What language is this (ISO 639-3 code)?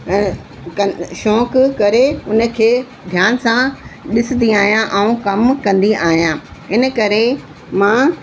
snd